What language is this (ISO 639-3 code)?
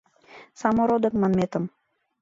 chm